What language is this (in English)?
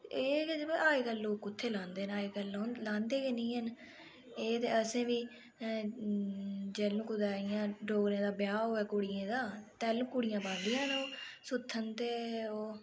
Dogri